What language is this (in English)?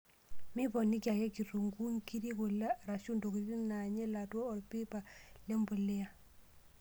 Masai